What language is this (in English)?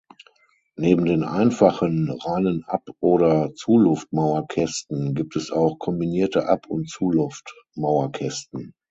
German